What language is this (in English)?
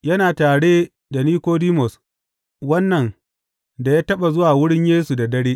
Hausa